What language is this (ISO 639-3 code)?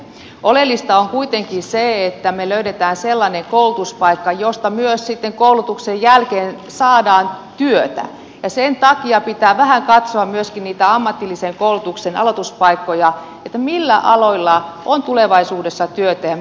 fin